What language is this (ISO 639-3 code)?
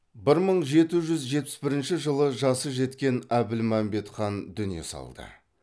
kaz